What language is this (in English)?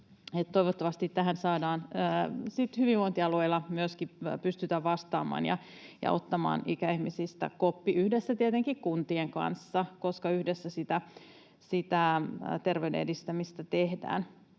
Finnish